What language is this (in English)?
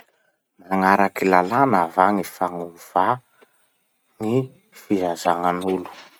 Masikoro Malagasy